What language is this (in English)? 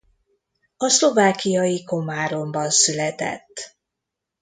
Hungarian